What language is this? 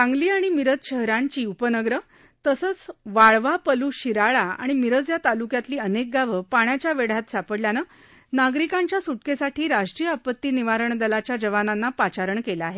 Marathi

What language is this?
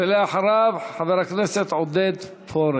Hebrew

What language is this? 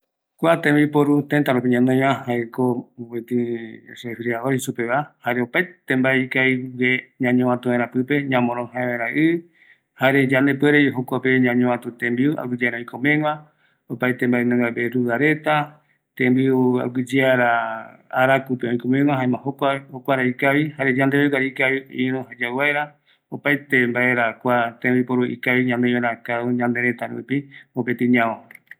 Eastern Bolivian Guaraní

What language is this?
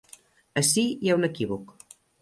Catalan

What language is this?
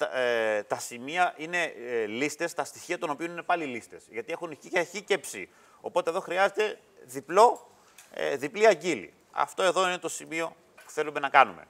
Greek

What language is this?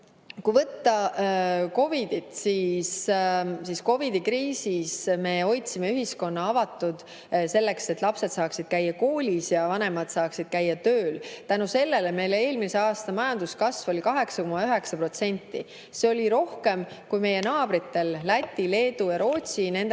Estonian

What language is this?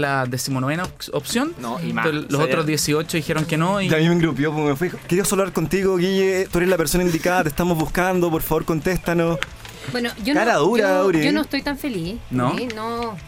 Spanish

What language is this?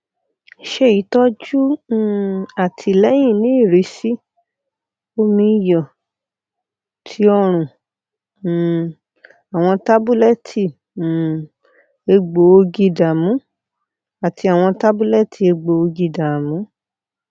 Yoruba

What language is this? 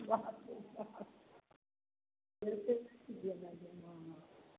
Maithili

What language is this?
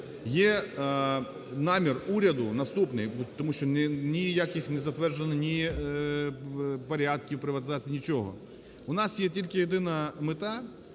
Ukrainian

